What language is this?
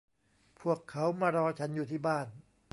Thai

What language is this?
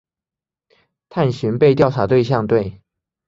Chinese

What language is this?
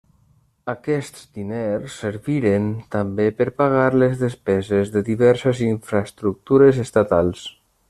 Catalan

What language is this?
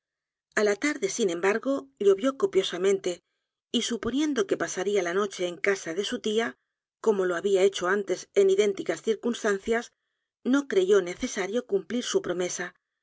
Spanish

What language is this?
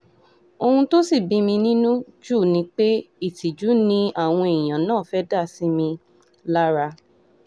Yoruba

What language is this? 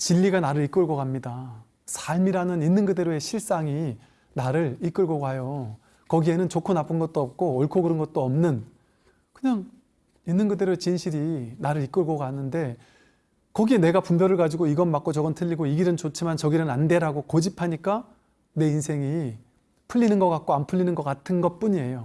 Korean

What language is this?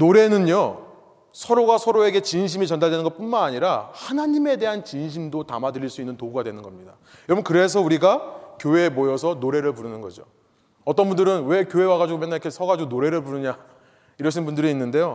Korean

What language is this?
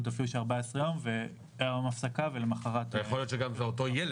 Hebrew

